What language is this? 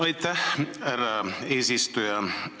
Estonian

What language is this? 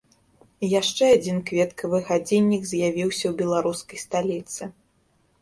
Belarusian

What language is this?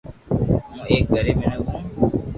Loarki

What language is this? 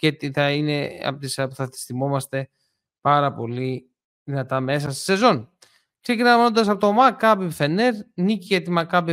Greek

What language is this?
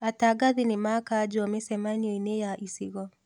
Kikuyu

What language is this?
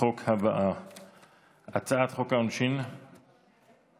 Hebrew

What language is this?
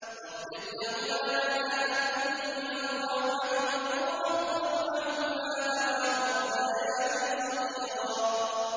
Arabic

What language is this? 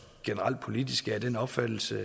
Danish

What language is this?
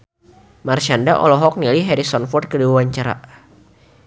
Sundanese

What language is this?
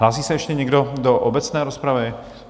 Czech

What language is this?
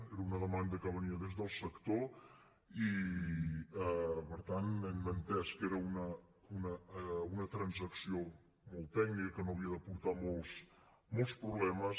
Catalan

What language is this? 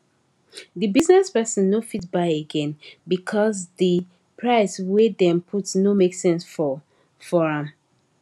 Nigerian Pidgin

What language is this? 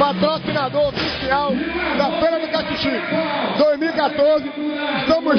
Portuguese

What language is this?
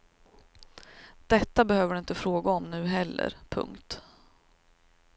Swedish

